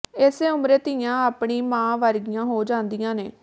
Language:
Punjabi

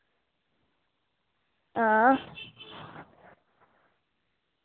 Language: Dogri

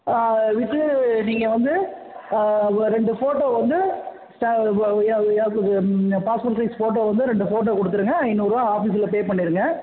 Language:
Tamil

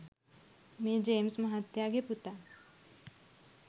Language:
Sinhala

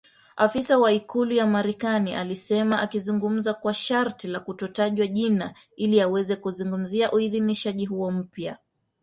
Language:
Swahili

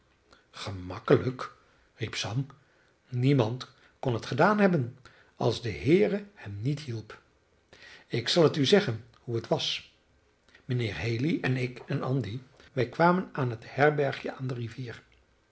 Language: Dutch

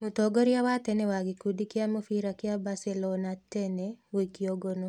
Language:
Kikuyu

